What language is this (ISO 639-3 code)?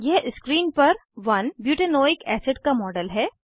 hin